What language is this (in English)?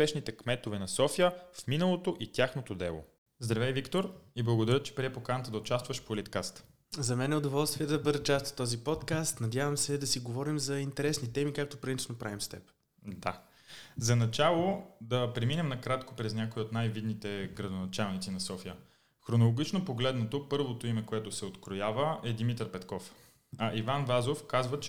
Bulgarian